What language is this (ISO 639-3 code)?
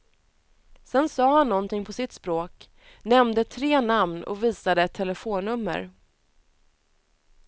swe